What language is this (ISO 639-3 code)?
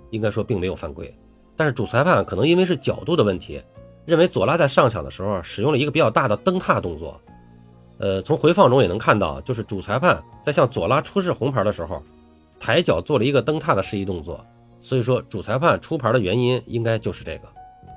zho